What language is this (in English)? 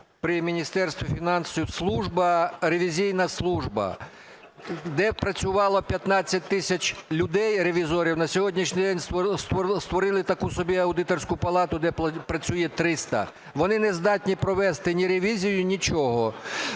Ukrainian